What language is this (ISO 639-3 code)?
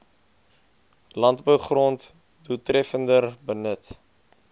afr